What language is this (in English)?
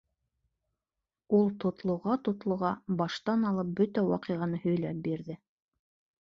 Bashkir